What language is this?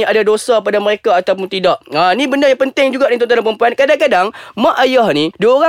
Malay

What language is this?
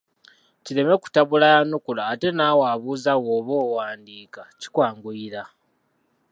Ganda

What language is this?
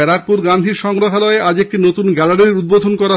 Bangla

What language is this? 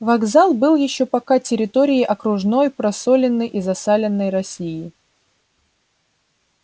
Russian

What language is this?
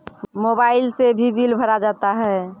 Maithili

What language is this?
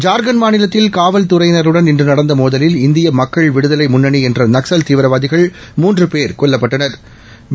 Tamil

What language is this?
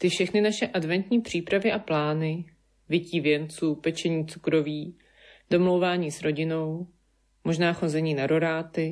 Czech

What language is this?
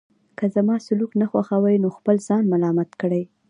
Pashto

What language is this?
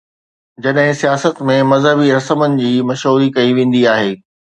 Sindhi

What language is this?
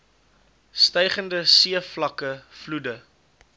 Afrikaans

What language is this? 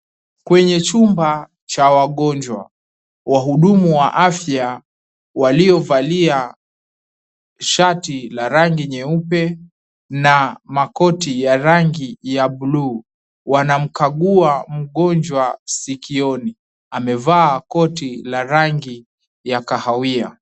Swahili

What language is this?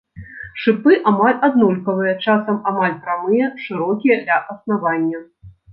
Belarusian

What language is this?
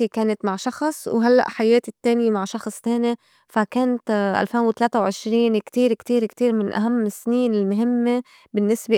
North Levantine Arabic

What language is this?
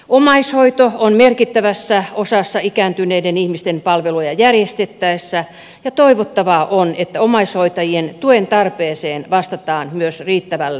Finnish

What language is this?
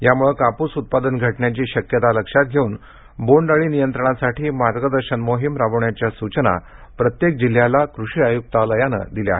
Marathi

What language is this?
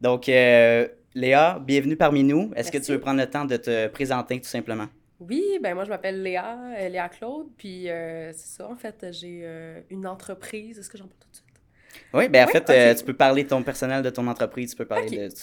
French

